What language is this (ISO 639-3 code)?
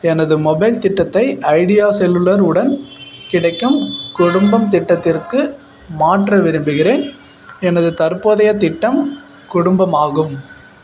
tam